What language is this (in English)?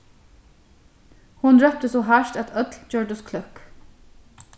Faroese